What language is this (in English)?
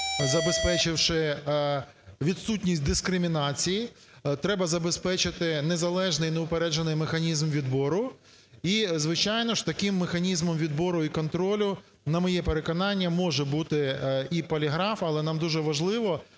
Ukrainian